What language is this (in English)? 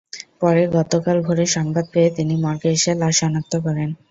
Bangla